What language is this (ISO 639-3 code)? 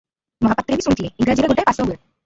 ori